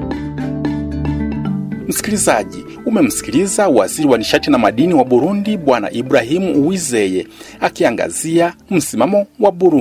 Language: Swahili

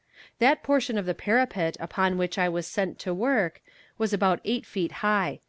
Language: English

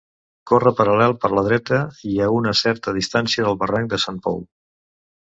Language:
Catalan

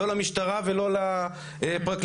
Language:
Hebrew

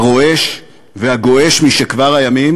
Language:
Hebrew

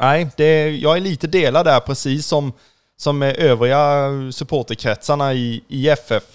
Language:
Swedish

